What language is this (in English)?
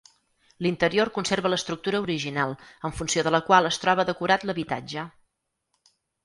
Catalan